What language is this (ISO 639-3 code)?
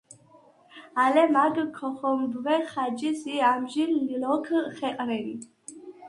sva